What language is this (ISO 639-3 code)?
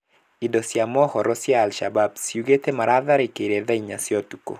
kik